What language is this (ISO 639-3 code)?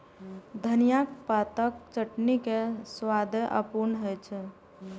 mai